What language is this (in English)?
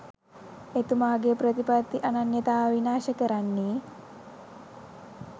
Sinhala